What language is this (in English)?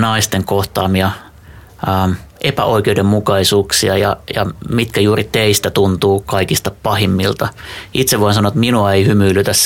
Finnish